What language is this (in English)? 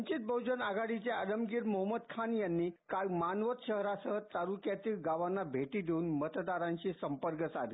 Marathi